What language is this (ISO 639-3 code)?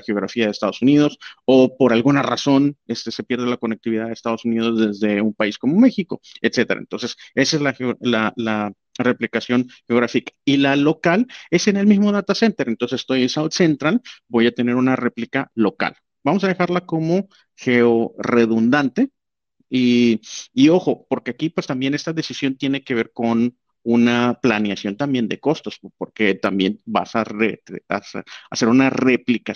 spa